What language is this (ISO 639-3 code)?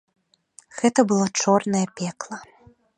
bel